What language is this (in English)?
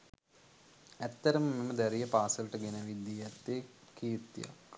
Sinhala